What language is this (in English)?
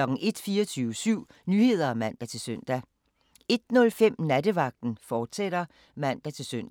Danish